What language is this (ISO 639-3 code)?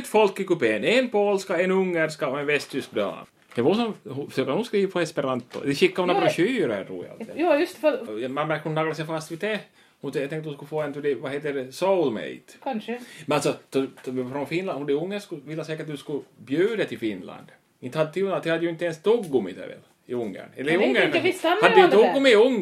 swe